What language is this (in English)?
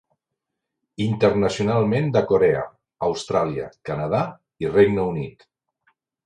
Catalan